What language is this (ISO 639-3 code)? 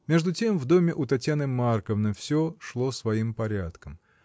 rus